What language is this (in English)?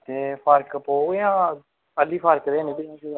Dogri